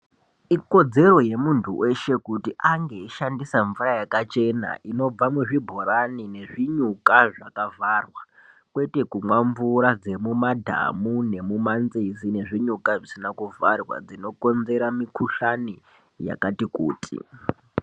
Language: Ndau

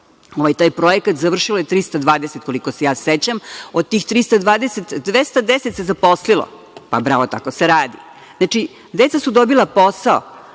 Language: Serbian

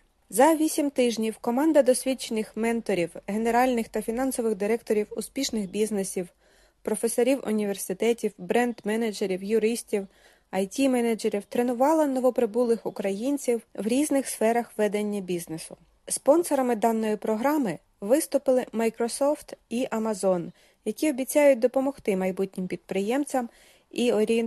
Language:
Ukrainian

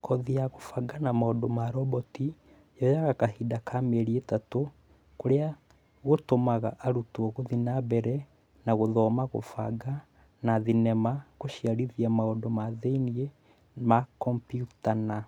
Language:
Kikuyu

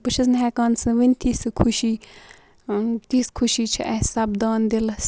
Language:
Kashmiri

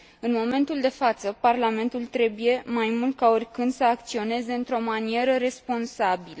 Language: Romanian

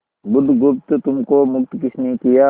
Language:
Hindi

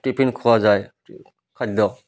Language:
Odia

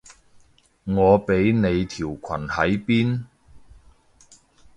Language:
Cantonese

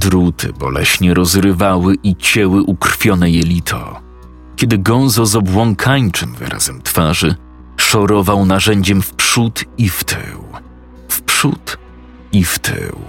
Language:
Polish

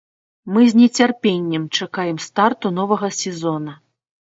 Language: Belarusian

